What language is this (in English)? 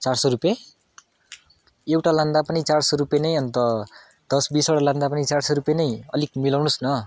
Nepali